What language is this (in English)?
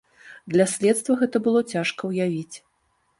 Belarusian